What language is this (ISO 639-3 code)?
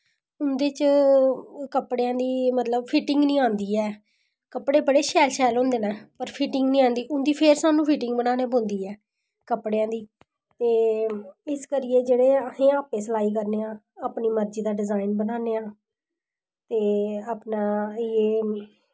doi